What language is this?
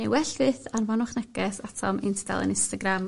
Welsh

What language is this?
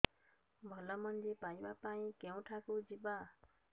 Odia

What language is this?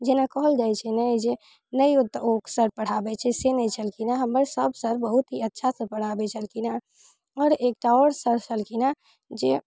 Maithili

